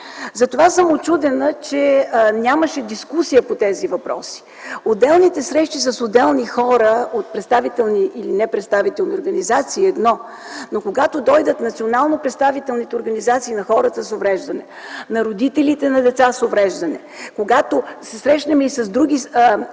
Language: Bulgarian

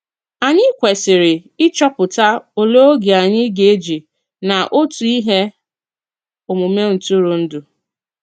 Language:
Igbo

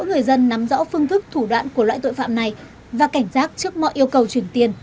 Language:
Vietnamese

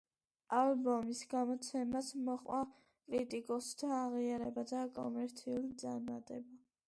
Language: Georgian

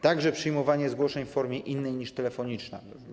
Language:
Polish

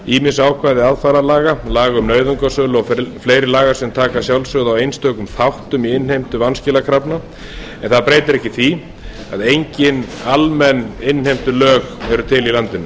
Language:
Icelandic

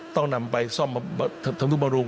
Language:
Thai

